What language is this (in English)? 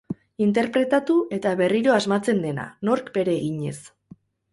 Basque